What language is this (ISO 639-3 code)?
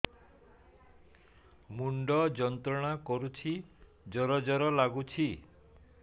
ori